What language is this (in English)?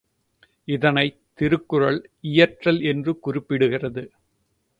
Tamil